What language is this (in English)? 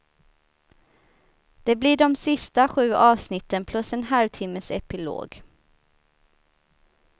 Swedish